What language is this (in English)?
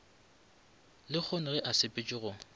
Northern Sotho